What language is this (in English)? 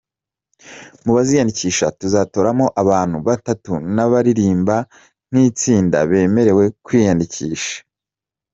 Kinyarwanda